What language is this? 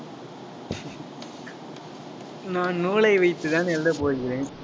Tamil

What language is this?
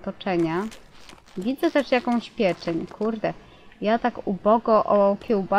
Polish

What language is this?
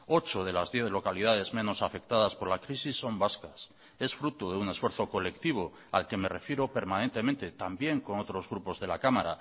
Spanish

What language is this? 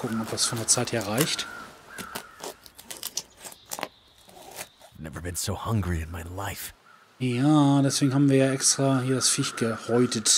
German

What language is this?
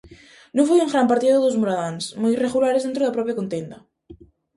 Galician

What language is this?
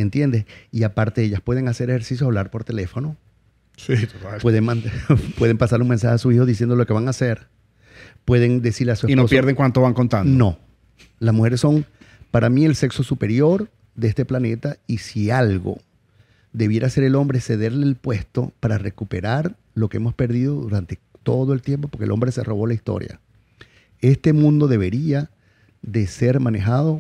Spanish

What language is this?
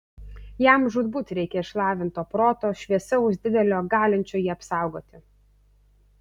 Lithuanian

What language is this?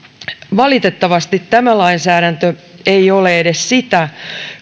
Finnish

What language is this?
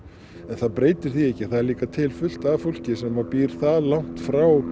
Icelandic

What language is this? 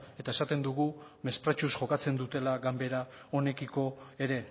Basque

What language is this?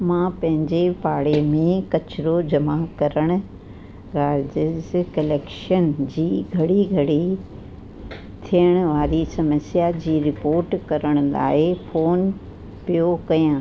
Sindhi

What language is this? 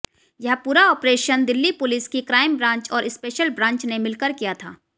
Hindi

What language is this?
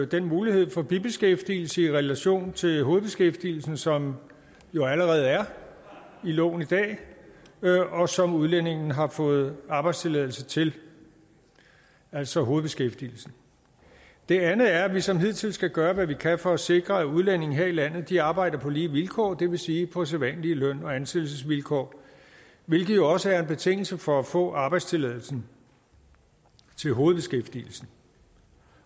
Danish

